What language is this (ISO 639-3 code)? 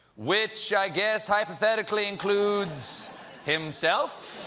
eng